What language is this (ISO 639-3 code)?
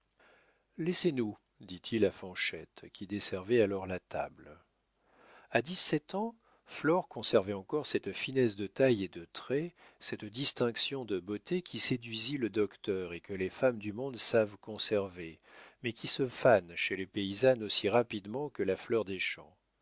fra